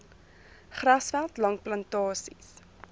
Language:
Afrikaans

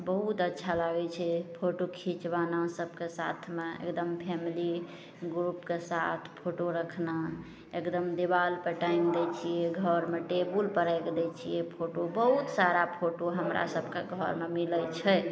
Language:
Maithili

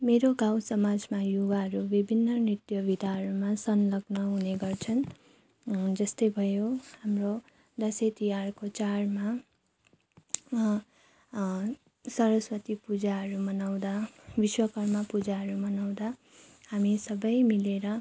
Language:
Nepali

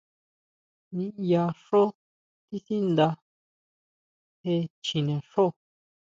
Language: Huautla Mazatec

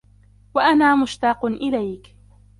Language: Arabic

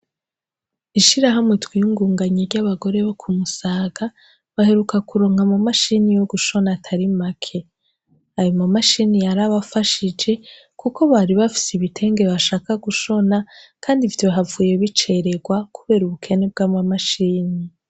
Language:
Rundi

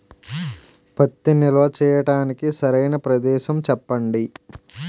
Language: Telugu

